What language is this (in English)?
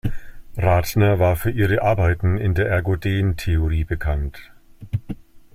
German